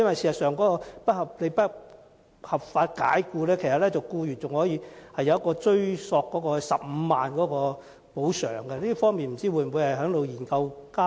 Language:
Cantonese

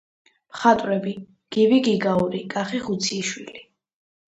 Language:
Georgian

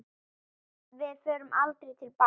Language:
Icelandic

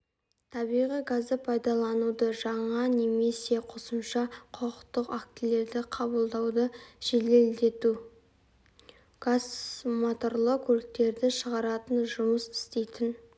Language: Kazakh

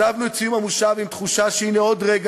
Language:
Hebrew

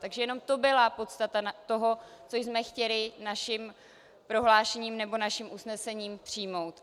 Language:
Czech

